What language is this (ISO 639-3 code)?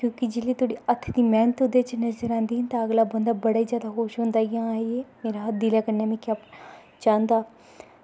doi